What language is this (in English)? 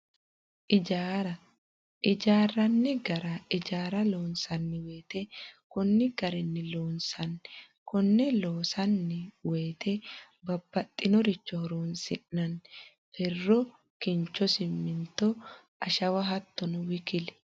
Sidamo